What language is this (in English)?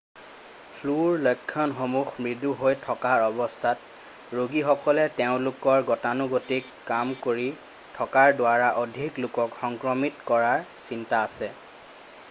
Assamese